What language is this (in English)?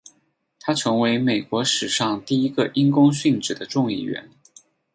Chinese